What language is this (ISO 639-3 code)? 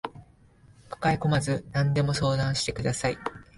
jpn